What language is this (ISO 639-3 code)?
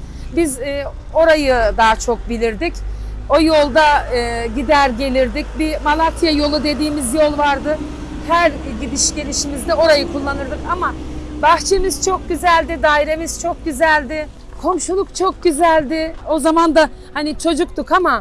tur